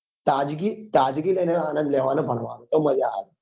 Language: Gujarati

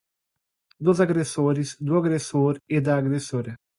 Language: Portuguese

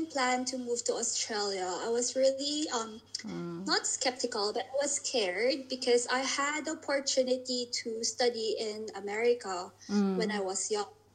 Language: English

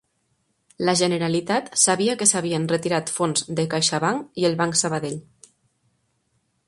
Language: Catalan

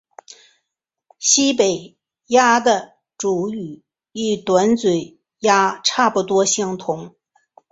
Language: Chinese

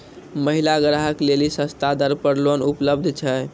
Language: Maithili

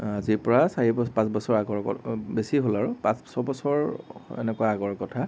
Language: Assamese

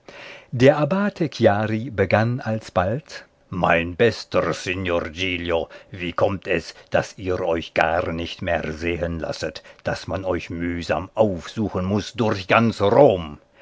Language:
German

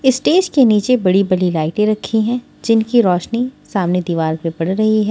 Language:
Hindi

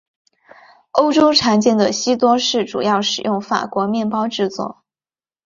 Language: Chinese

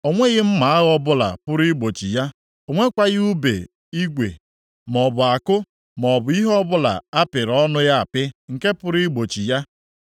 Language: Igbo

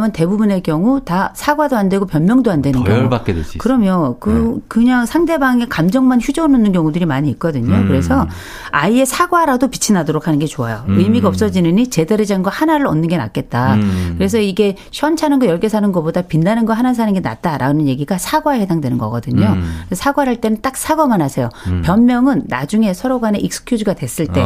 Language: Korean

